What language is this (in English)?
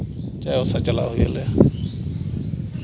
Santali